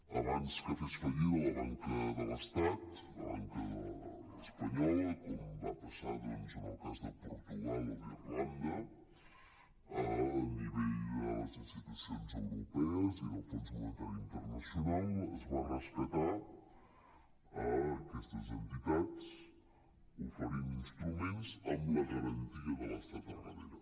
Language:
Catalan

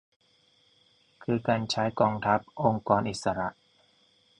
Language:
Thai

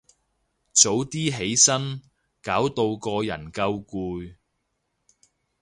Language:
Cantonese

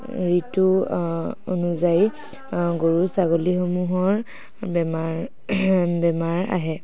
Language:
Assamese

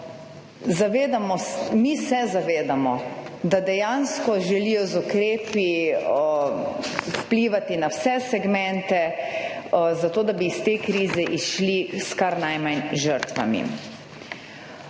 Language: Slovenian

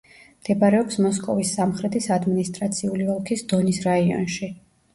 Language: Georgian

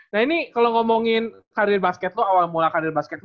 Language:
Indonesian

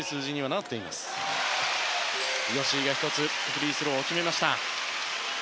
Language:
Japanese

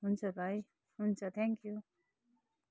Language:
Nepali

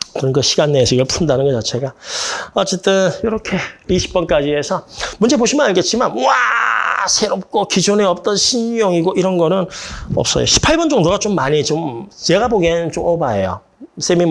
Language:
Korean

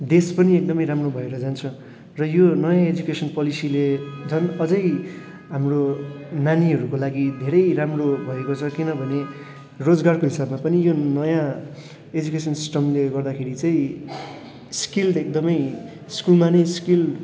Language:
Nepali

